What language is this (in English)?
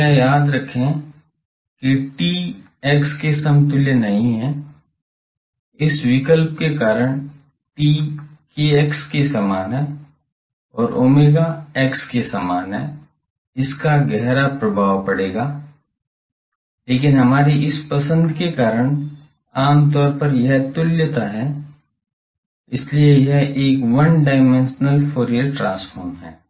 Hindi